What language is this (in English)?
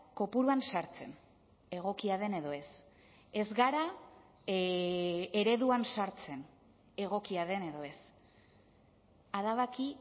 Basque